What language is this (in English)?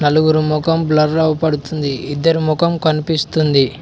Telugu